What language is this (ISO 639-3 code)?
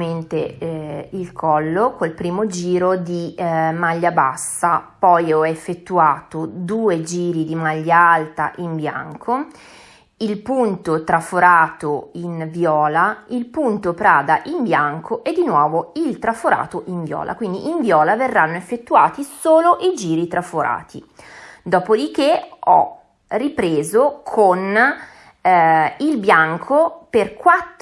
ita